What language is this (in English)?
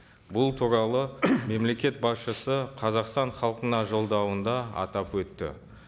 Kazakh